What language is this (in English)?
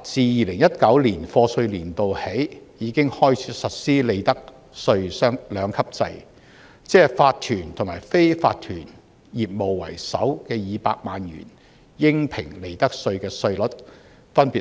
Cantonese